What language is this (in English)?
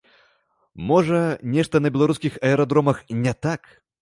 Belarusian